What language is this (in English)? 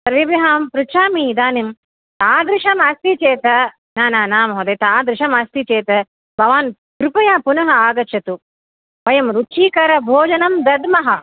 Sanskrit